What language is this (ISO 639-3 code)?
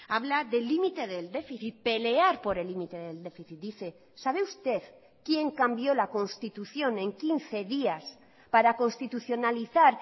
spa